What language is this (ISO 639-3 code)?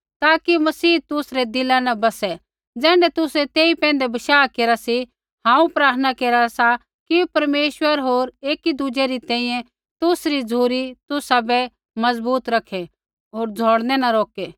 kfx